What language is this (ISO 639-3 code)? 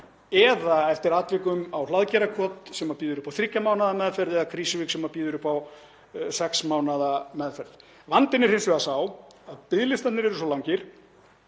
isl